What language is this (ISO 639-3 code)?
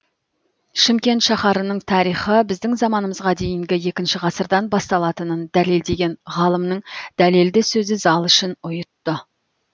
kaz